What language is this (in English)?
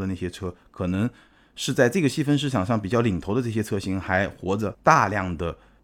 Chinese